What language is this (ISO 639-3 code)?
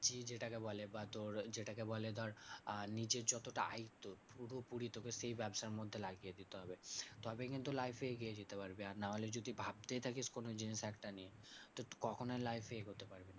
ben